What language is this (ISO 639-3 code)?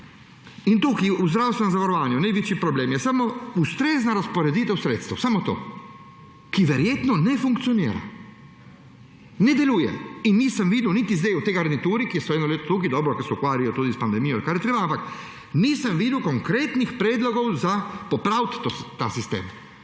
slv